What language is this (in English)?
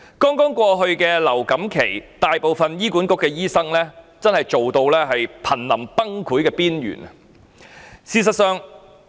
Cantonese